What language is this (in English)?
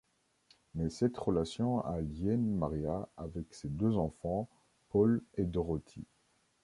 French